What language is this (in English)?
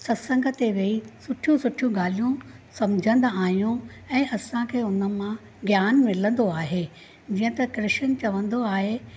Sindhi